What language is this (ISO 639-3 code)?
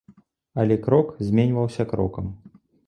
bel